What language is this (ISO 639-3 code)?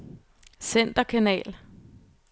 dan